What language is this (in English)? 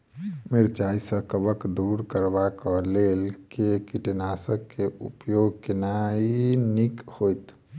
Maithili